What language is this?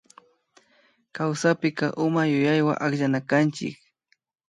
Imbabura Highland Quichua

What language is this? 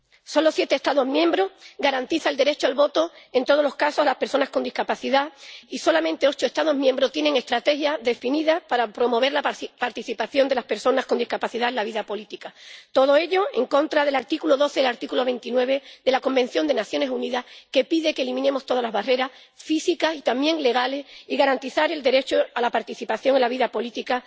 Spanish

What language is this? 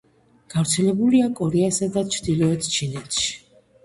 Georgian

